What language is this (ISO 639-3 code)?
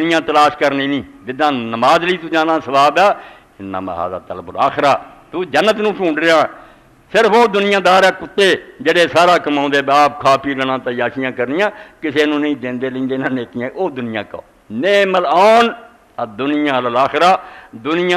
eng